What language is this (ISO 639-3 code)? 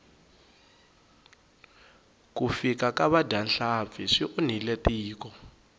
tso